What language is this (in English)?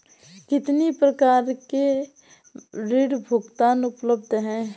Hindi